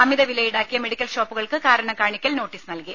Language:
Malayalam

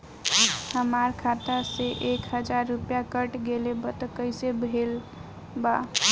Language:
Bhojpuri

